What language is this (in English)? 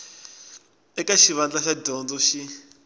Tsonga